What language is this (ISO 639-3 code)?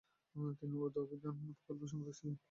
ben